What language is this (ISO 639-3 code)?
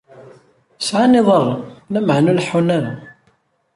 kab